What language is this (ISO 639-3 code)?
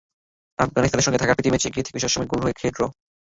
ben